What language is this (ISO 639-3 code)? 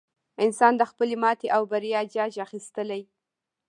pus